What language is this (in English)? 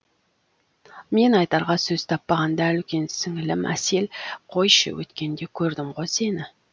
Kazakh